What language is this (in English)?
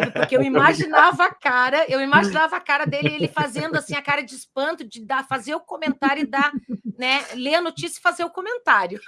Portuguese